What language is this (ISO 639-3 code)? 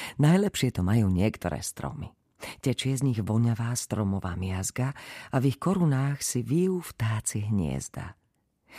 slk